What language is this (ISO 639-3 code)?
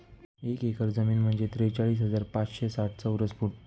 mar